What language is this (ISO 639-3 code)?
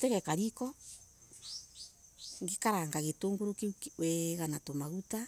ebu